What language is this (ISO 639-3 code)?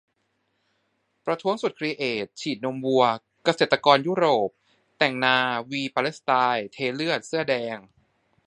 tha